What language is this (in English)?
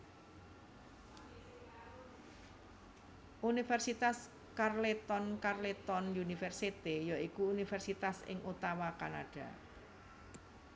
Javanese